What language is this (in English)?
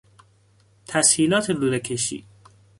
Persian